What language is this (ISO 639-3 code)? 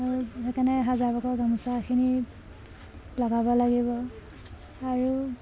asm